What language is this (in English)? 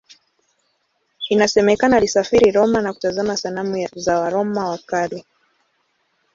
Swahili